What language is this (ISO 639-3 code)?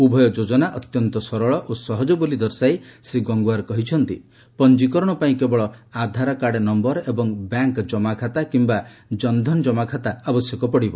ori